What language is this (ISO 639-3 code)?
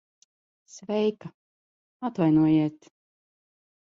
lav